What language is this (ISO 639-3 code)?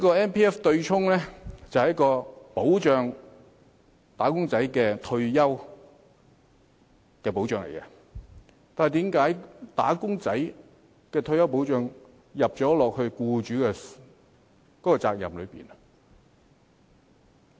yue